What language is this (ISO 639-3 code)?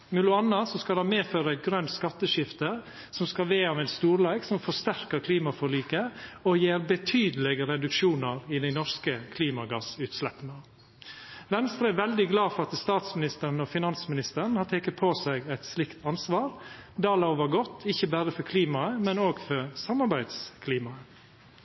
nno